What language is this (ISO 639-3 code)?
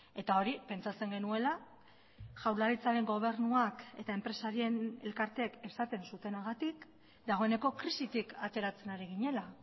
eus